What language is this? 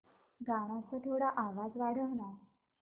Marathi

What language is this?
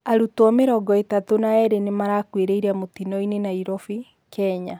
Kikuyu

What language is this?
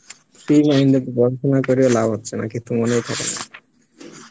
Bangla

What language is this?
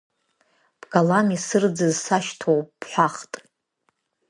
Abkhazian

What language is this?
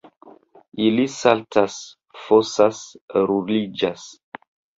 Esperanto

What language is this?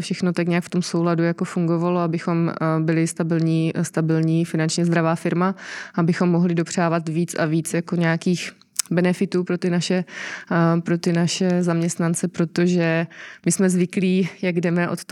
Czech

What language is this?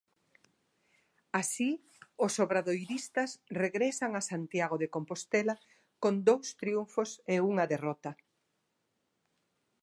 Galician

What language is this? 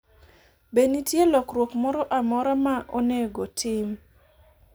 Luo (Kenya and Tanzania)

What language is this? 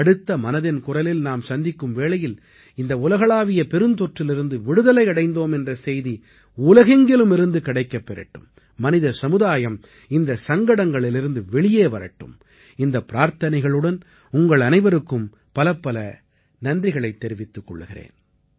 Tamil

